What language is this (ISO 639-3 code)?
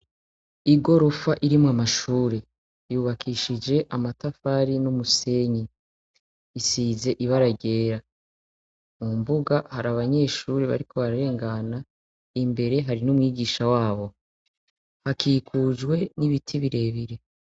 run